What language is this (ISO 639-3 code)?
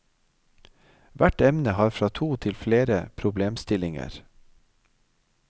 nor